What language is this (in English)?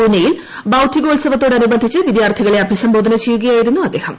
Malayalam